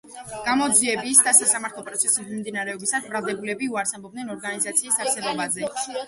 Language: Georgian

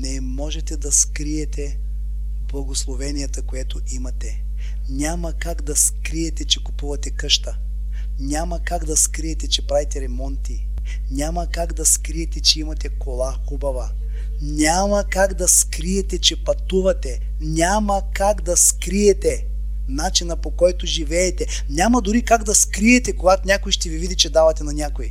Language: Bulgarian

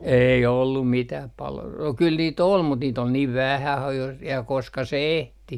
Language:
Finnish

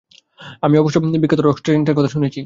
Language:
Bangla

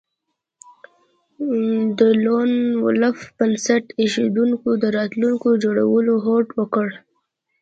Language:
Pashto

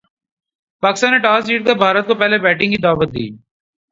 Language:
Urdu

